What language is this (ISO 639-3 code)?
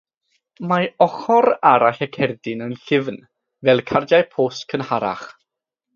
cym